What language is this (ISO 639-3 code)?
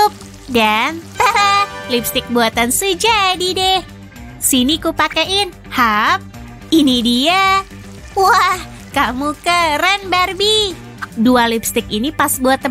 ind